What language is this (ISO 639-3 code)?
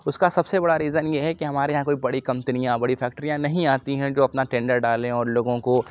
urd